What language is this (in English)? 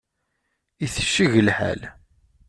Kabyle